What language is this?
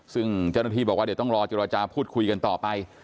Thai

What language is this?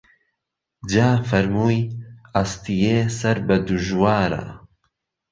Central Kurdish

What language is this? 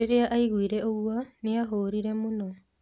Kikuyu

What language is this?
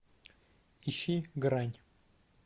Russian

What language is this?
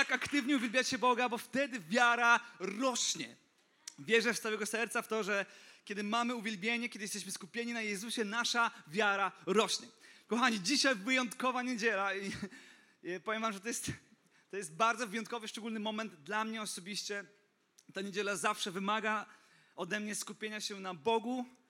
Polish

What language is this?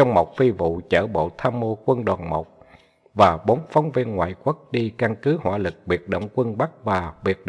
Vietnamese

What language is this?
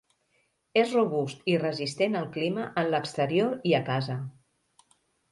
Catalan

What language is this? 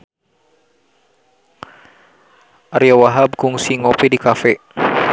Sundanese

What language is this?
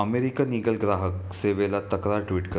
Marathi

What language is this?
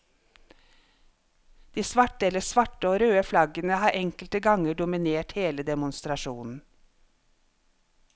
Norwegian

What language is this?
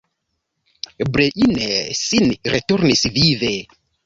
Esperanto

